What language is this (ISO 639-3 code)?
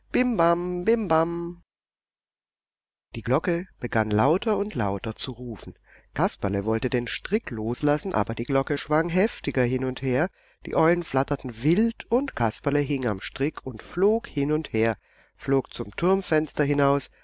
deu